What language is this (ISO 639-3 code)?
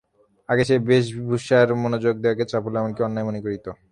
ben